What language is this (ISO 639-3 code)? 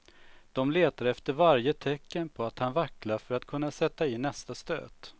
swe